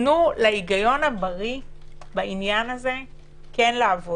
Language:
Hebrew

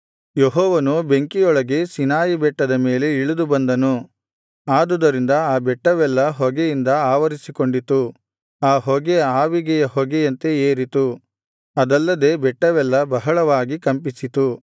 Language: Kannada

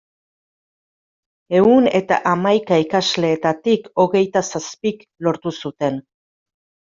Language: Basque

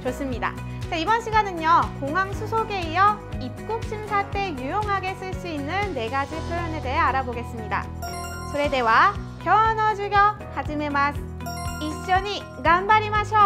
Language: Korean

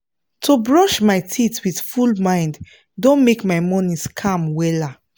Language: Nigerian Pidgin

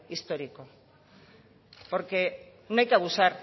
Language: Spanish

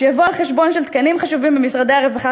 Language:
Hebrew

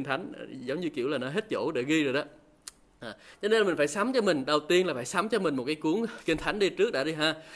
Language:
Vietnamese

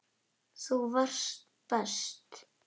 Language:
Icelandic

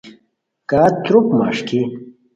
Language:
Khowar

